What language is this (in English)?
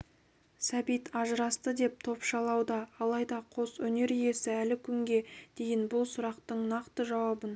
Kazakh